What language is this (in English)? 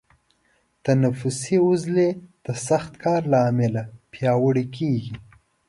Pashto